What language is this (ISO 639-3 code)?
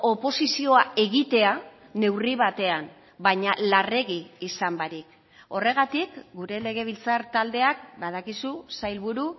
eus